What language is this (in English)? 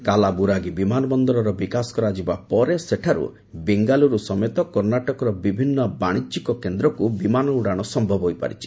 Odia